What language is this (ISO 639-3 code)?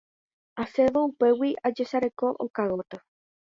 grn